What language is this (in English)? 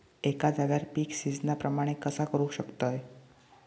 Marathi